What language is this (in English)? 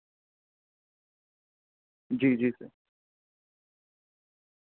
Urdu